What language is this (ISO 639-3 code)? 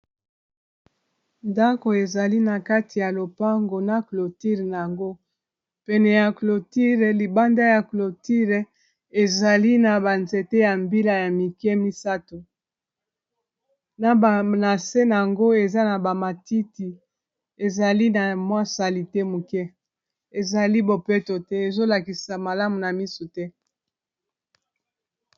lin